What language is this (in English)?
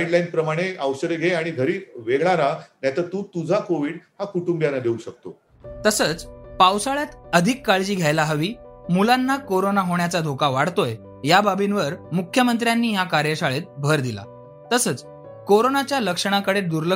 Marathi